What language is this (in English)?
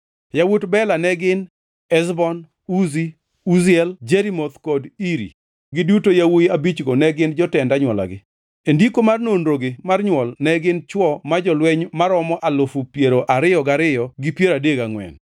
Luo (Kenya and Tanzania)